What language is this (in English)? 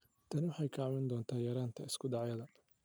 Somali